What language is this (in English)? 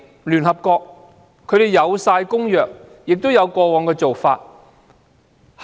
Cantonese